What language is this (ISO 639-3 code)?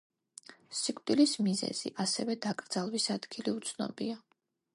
kat